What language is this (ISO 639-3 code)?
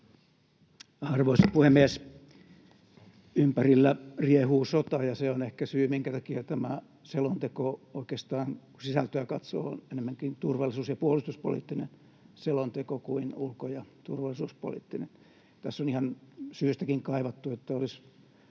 fin